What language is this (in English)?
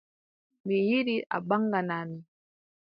Adamawa Fulfulde